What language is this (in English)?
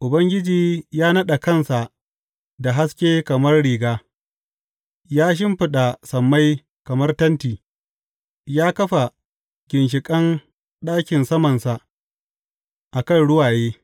Hausa